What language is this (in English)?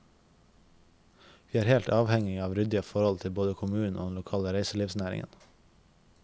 Norwegian